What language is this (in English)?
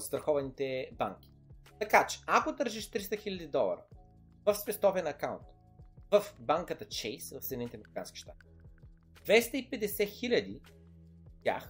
Bulgarian